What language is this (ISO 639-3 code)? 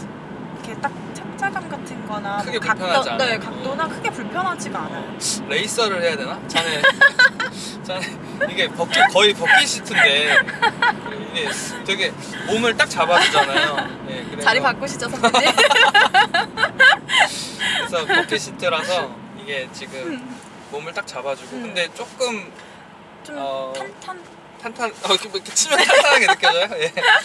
kor